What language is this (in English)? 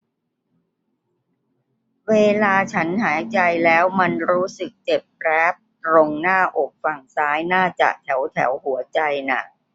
Thai